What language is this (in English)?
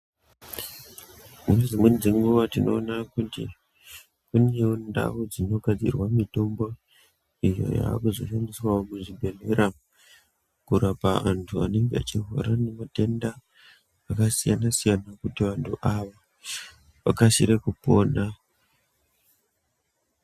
Ndau